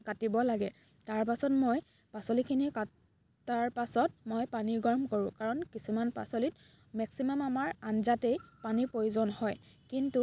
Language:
Assamese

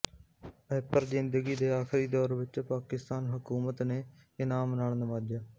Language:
Punjabi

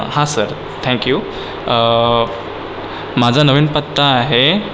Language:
Marathi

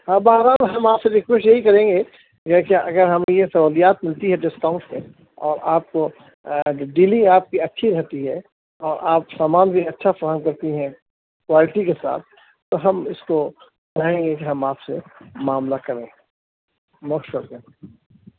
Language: Urdu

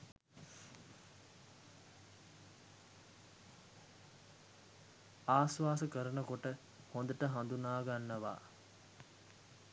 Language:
Sinhala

